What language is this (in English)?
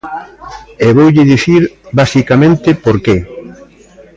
Galician